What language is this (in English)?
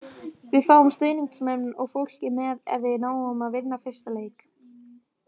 Icelandic